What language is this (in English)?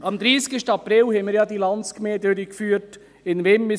Swiss German